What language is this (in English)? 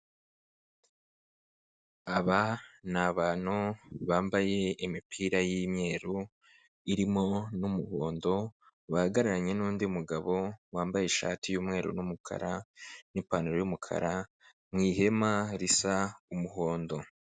Kinyarwanda